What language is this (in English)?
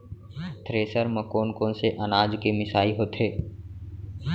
Chhattisgarhi